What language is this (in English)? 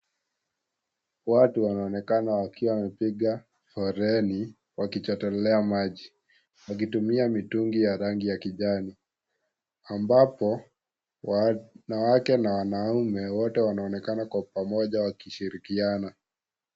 Swahili